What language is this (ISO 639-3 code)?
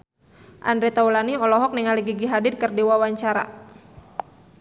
sun